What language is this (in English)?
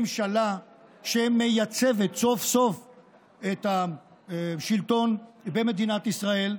Hebrew